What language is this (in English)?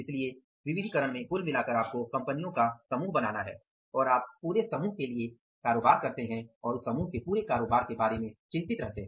Hindi